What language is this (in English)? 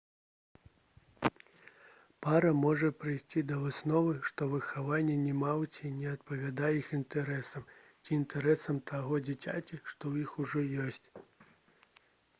Belarusian